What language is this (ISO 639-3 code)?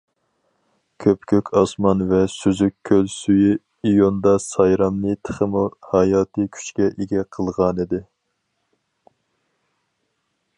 uig